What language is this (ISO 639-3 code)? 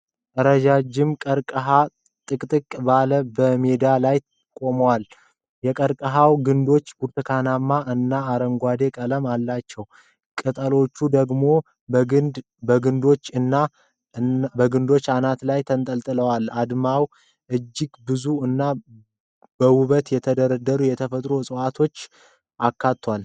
amh